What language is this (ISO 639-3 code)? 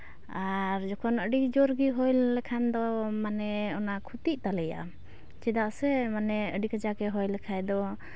sat